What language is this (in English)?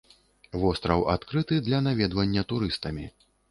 Belarusian